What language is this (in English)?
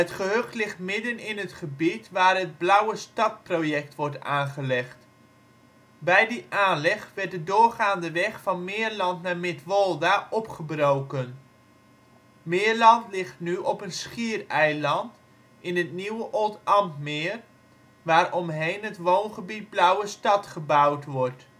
Dutch